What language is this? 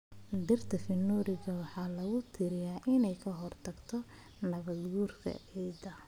Somali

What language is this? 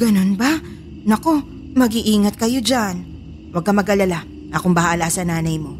Filipino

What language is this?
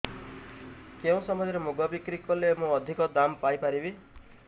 Odia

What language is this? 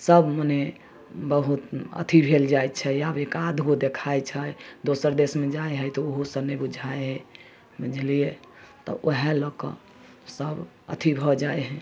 Maithili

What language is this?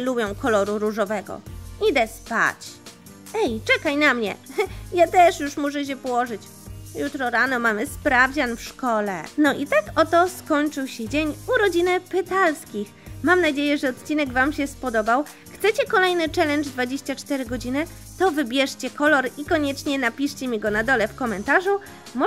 Polish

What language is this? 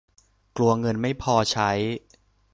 Thai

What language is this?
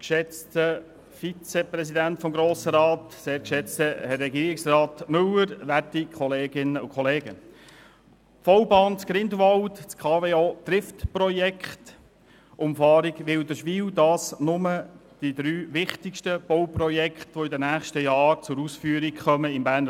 Swiss German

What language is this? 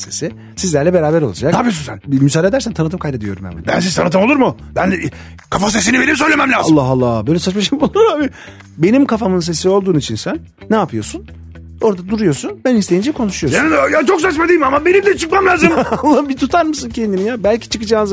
Turkish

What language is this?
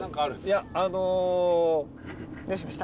Japanese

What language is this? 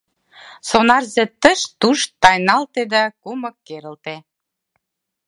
Mari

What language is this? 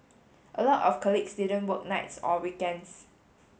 English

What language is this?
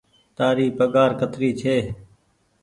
Goaria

